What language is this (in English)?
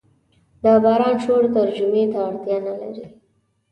Pashto